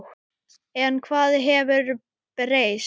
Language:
Icelandic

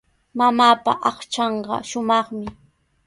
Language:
Sihuas Ancash Quechua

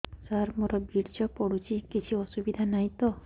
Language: Odia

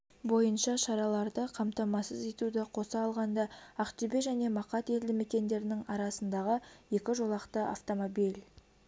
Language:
Kazakh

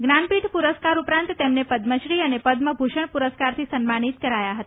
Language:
Gujarati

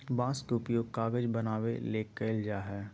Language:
Magahi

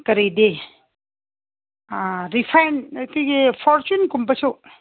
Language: Manipuri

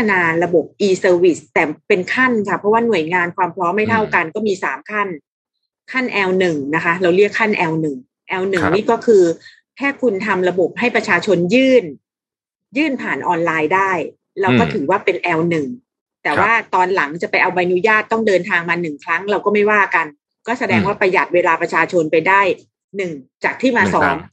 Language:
Thai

